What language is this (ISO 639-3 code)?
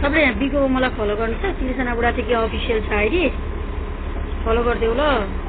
tha